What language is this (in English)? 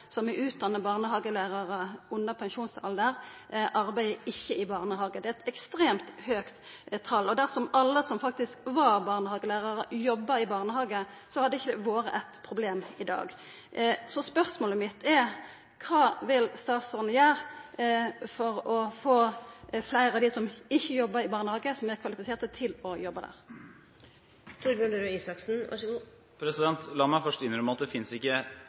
Norwegian